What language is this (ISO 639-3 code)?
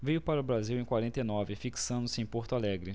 por